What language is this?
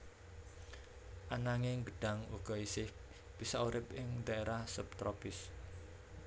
Javanese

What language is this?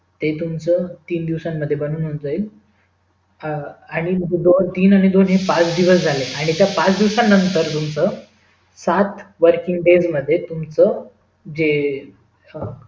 Marathi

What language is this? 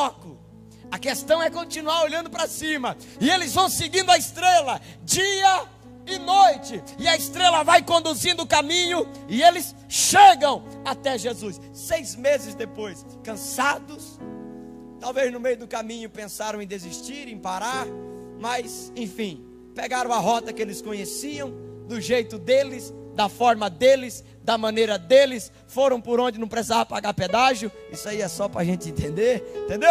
Portuguese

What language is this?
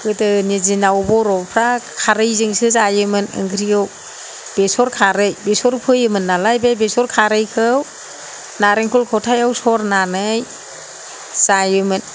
Bodo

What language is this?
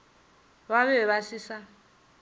Northern Sotho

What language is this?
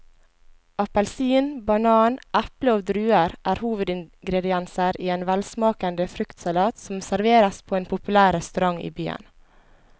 Norwegian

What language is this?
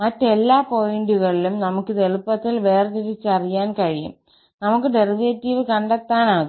Malayalam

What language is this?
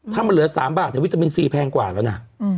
Thai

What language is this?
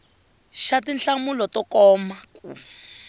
Tsonga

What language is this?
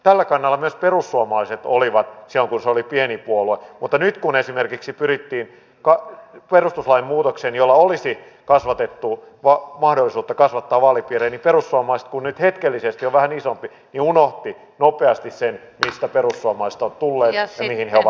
Finnish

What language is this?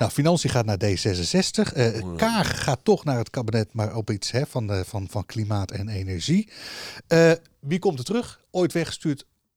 Dutch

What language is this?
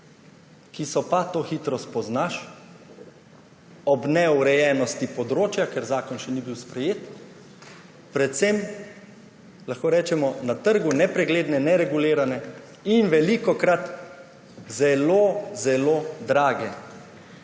Slovenian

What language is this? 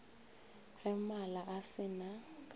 Northern Sotho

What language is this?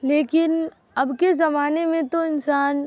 Urdu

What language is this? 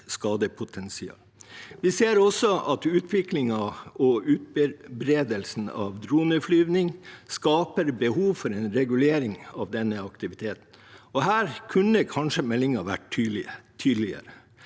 Norwegian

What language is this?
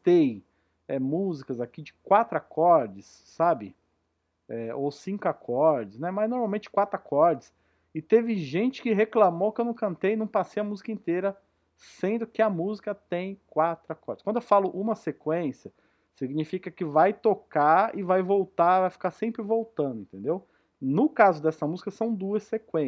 Portuguese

